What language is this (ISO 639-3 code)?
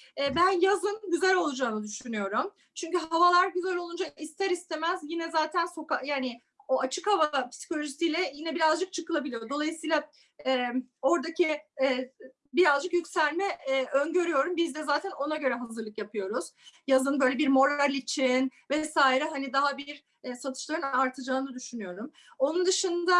tur